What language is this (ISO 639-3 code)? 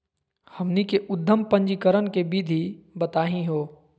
mag